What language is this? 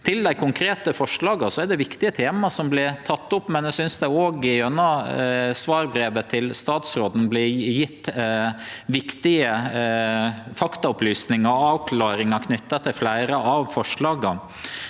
Norwegian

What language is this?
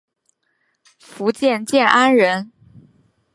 Chinese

